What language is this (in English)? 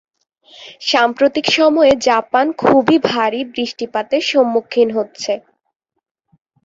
Bangla